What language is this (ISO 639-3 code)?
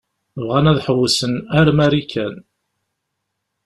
kab